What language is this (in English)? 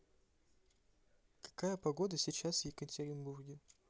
Russian